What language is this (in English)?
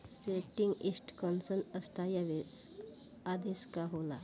Bhojpuri